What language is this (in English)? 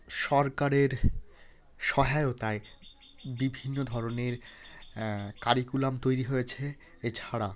Bangla